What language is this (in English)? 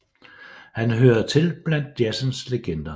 Danish